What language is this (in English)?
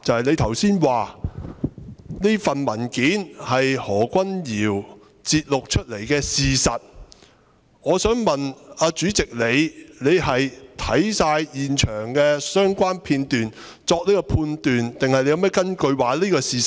Cantonese